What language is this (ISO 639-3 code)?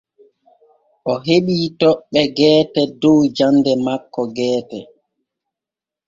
fue